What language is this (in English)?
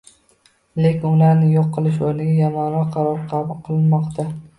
Uzbek